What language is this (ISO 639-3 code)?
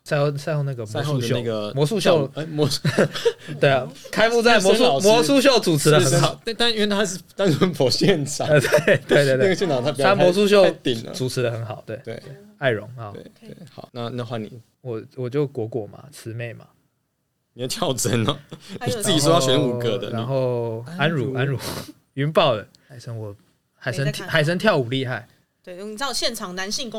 zho